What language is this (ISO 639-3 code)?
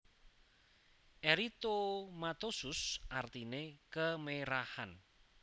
jav